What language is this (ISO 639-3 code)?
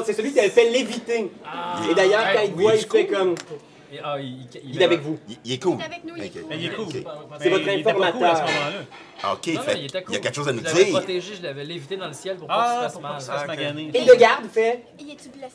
fra